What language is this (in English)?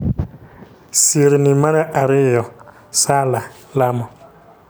Luo (Kenya and Tanzania)